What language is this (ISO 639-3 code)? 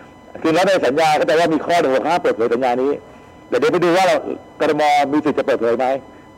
tha